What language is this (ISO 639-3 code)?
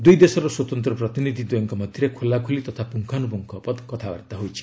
ori